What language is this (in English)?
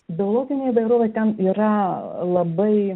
Lithuanian